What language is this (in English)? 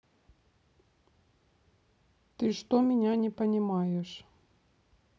Russian